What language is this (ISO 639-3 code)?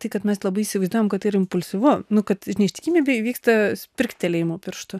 lit